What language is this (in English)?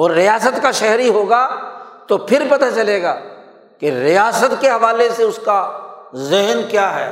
Urdu